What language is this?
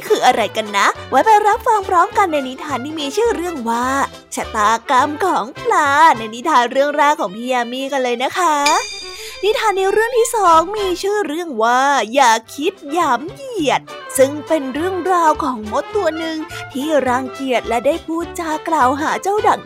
Thai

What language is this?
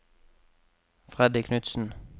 Norwegian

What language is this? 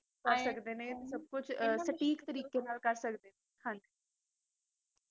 Punjabi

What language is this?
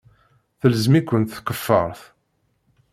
Kabyle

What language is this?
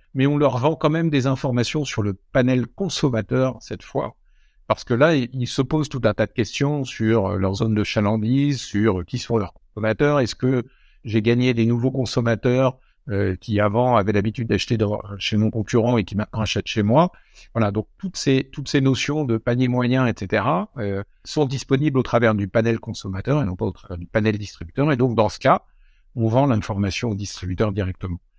French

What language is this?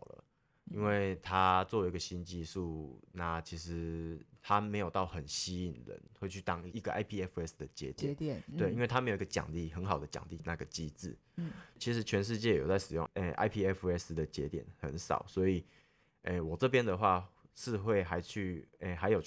Chinese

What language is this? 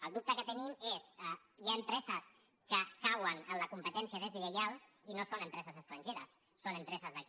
Catalan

